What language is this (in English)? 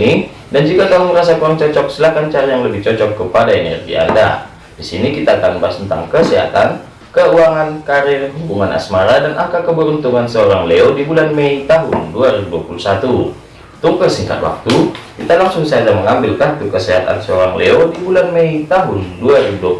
Indonesian